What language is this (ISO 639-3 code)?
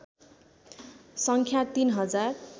nep